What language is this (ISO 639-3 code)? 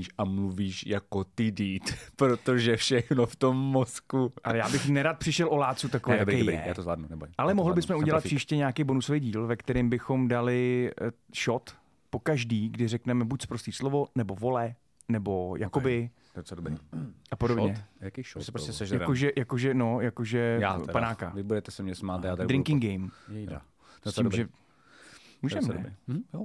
ces